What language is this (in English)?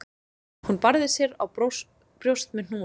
Icelandic